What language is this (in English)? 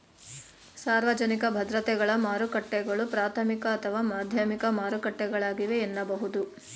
Kannada